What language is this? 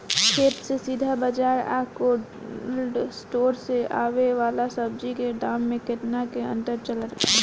Bhojpuri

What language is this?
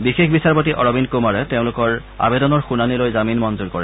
Assamese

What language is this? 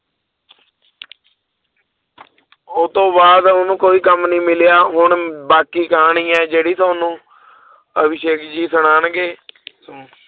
Punjabi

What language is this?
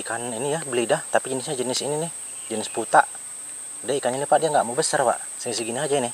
Indonesian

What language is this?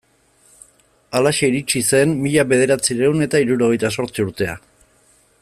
Basque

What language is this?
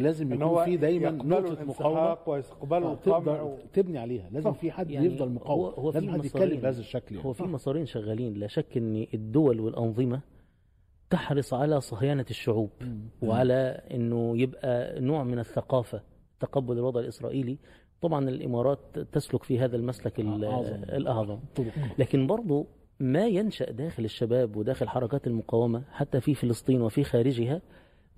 Arabic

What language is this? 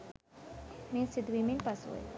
Sinhala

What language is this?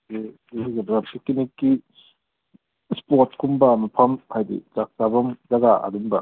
Manipuri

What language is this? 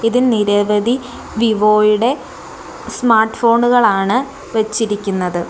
Malayalam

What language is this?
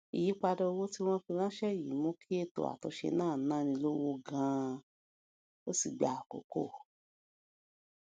Yoruba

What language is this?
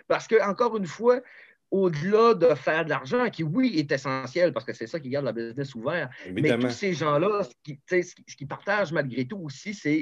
French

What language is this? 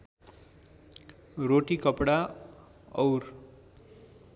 Nepali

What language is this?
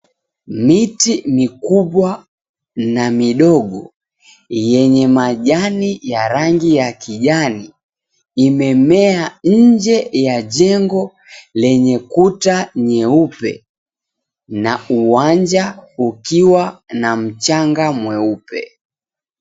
Swahili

